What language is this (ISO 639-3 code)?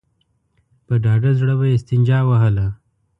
pus